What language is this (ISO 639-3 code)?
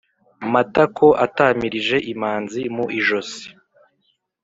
kin